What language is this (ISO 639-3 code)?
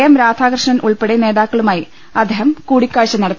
mal